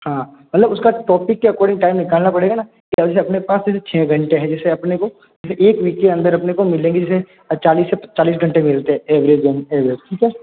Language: Hindi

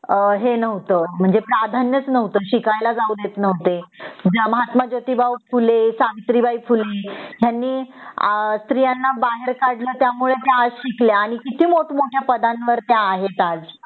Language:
Marathi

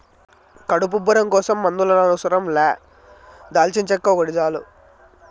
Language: Telugu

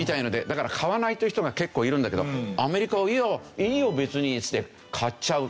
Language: Japanese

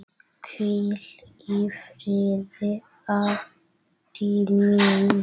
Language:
Icelandic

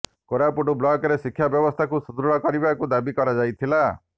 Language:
Odia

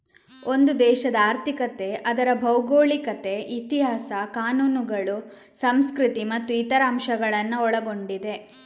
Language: Kannada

